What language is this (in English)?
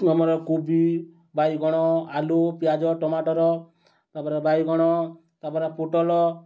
Odia